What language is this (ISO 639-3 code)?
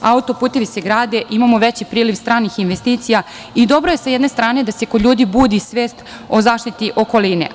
srp